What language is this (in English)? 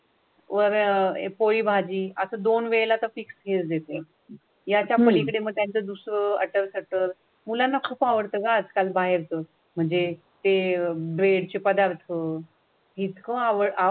Marathi